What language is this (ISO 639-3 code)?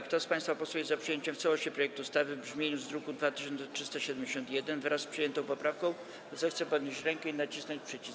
pol